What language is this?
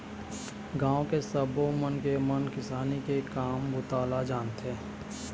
Chhattisgarhi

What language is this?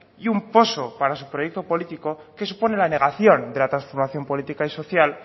Spanish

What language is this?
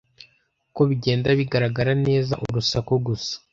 Kinyarwanda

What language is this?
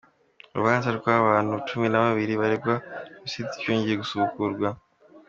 Kinyarwanda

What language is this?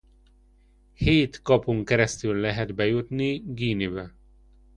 Hungarian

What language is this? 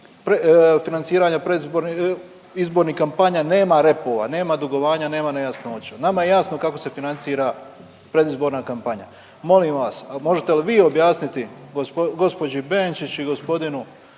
Croatian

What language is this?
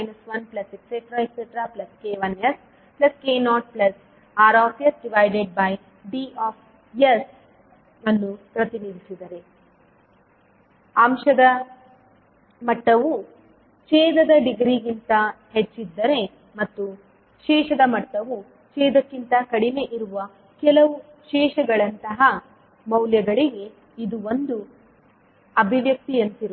Kannada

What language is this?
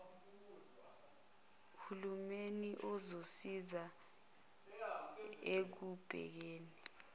Zulu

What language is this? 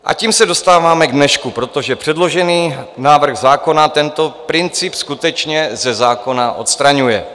Czech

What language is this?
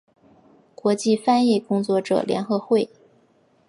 Chinese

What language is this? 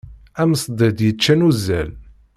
Kabyle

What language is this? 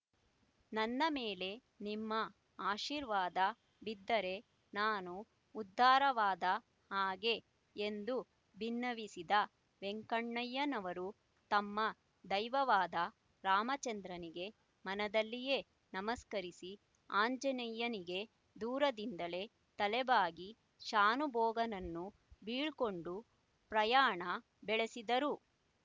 Kannada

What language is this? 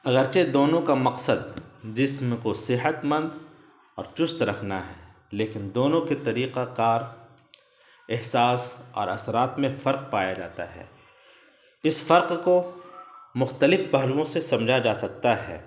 Urdu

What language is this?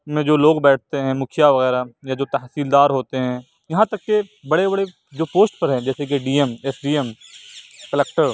Urdu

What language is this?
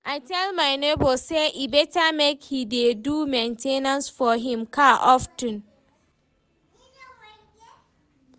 Nigerian Pidgin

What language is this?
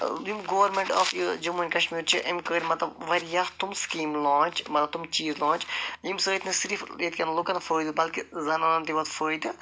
Kashmiri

